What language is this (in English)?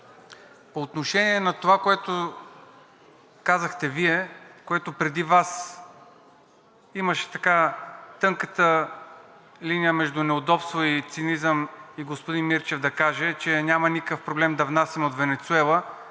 Bulgarian